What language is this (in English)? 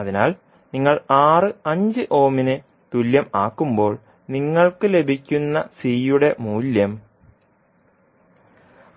Malayalam